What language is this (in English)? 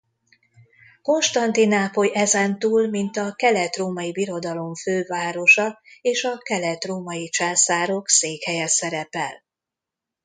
Hungarian